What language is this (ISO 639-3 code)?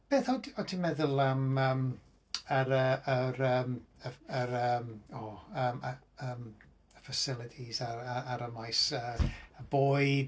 cym